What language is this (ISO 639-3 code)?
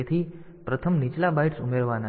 guj